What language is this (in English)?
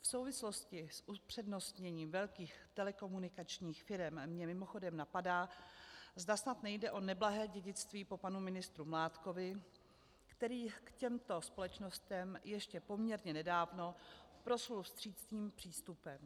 Czech